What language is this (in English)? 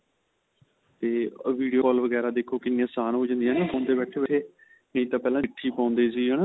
Punjabi